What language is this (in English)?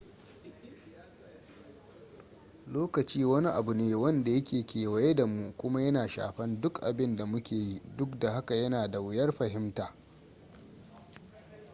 Hausa